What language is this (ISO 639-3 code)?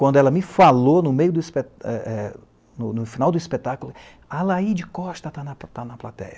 por